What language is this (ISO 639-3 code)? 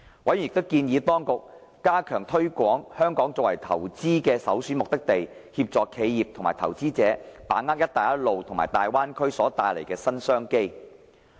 yue